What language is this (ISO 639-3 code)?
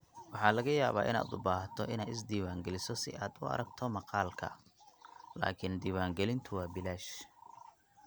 som